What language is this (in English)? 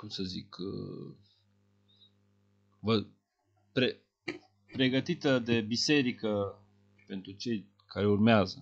Romanian